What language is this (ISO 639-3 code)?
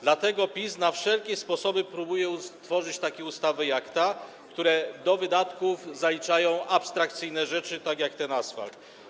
pol